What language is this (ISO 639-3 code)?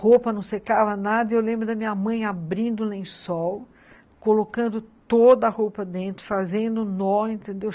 por